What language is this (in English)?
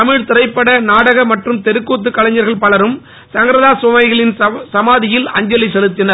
Tamil